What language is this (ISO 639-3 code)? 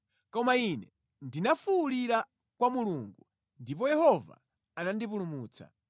nya